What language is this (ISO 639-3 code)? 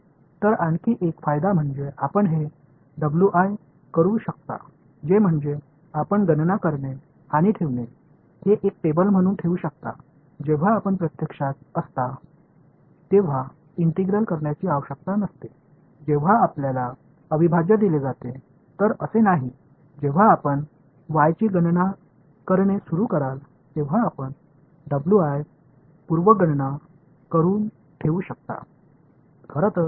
tam